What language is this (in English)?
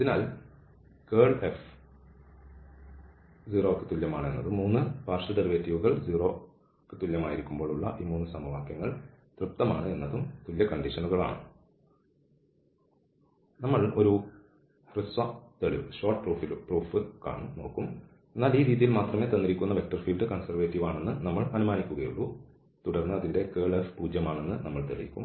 Malayalam